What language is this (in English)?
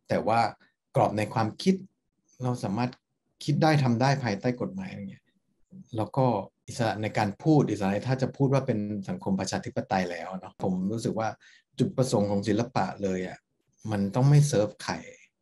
Thai